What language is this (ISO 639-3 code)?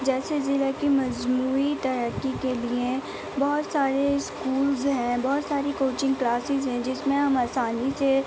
urd